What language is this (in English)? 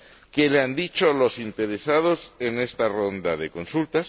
Spanish